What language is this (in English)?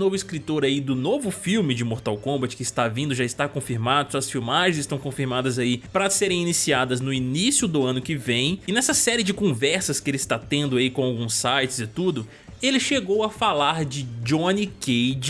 Portuguese